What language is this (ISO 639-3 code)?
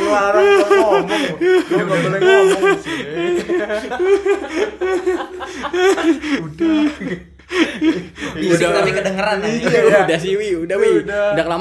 ind